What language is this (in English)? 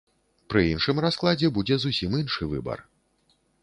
Belarusian